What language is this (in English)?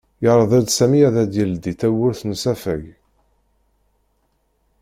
Kabyle